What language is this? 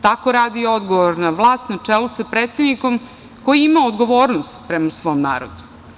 Serbian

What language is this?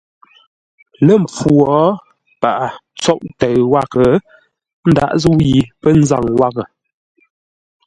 Ngombale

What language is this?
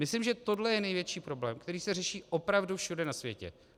Czech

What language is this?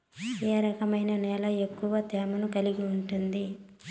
Telugu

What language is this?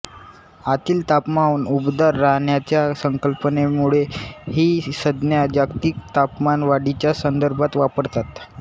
Marathi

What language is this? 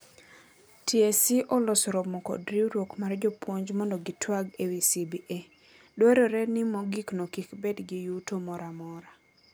Luo (Kenya and Tanzania)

